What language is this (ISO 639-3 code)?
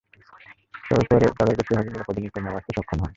ben